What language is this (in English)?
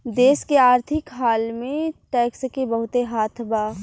Bhojpuri